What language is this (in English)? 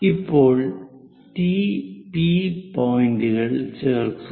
Malayalam